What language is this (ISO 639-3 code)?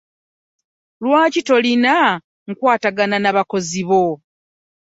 lug